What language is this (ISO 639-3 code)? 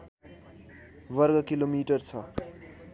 nep